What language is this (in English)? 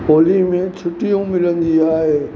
Sindhi